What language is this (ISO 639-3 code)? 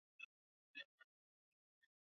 swa